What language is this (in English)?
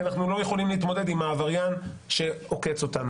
Hebrew